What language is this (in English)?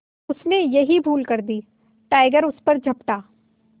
Hindi